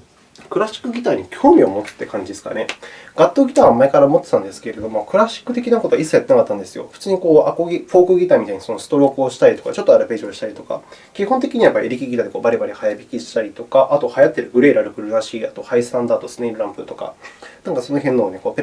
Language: Japanese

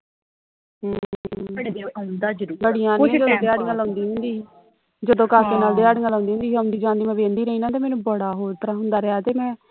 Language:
Punjabi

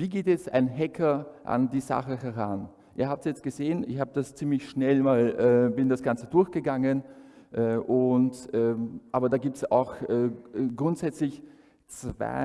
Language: German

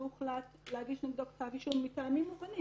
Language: Hebrew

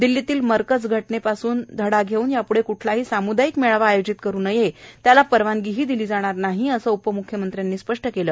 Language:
Marathi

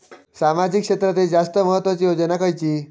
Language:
Marathi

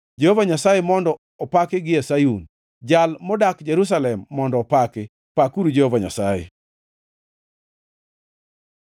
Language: Luo (Kenya and Tanzania)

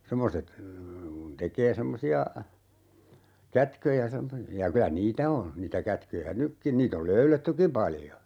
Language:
Finnish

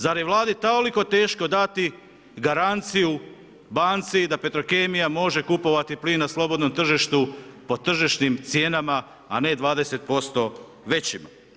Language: Croatian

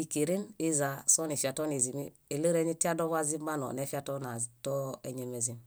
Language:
Bayot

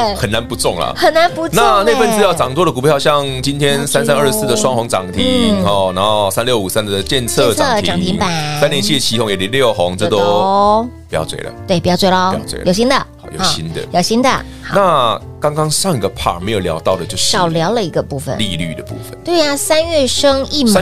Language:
Chinese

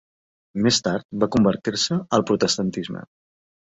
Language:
Catalan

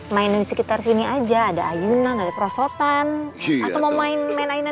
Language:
Indonesian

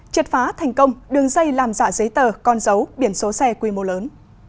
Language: Vietnamese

